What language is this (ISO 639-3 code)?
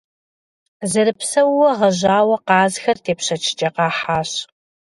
kbd